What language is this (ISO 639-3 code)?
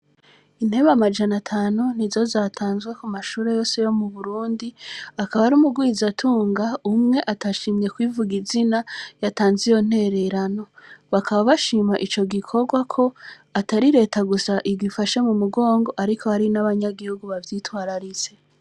run